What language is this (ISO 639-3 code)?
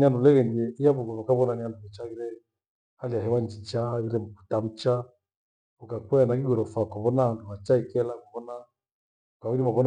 gwe